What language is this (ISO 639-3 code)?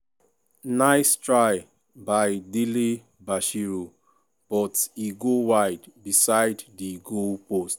pcm